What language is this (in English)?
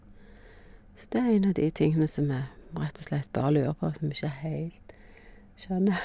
Norwegian